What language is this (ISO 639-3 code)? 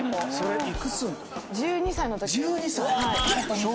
jpn